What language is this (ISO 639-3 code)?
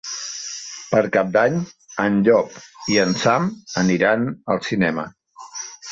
cat